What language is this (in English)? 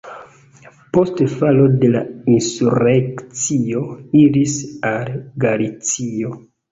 Esperanto